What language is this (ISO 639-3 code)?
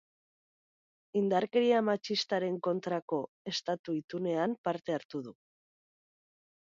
eus